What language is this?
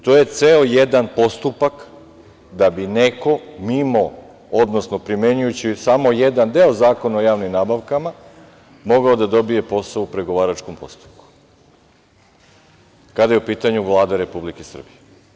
Serbian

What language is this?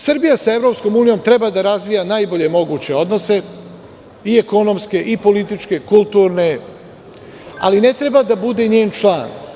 Serbian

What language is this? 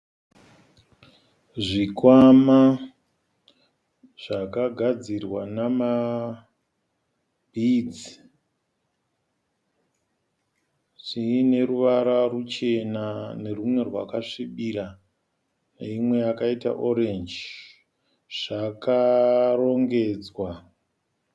Shona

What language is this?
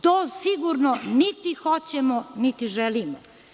Serbian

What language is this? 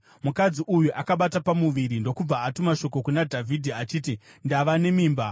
Shona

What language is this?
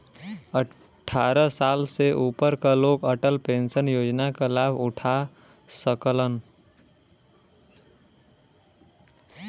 Bhojpuri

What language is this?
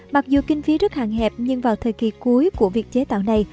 Vietnamese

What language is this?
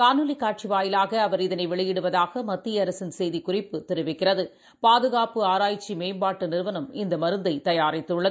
Tamil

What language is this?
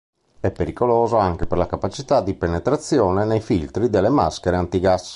Italian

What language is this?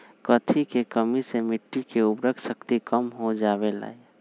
Magahi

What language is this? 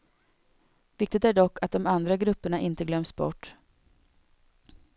Swedish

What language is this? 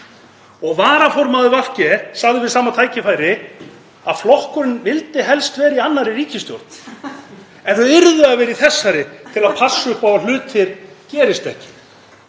Icelandic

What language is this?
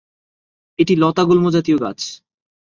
Bangla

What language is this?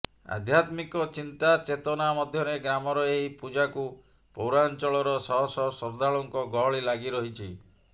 Odia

